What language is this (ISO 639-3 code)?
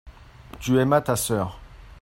fra